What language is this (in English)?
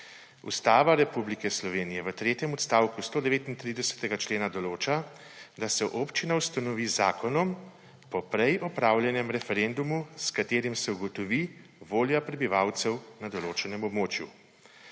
Slovenian